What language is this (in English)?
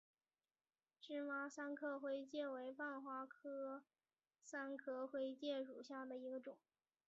Chinese